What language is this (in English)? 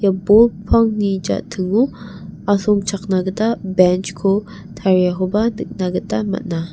Garo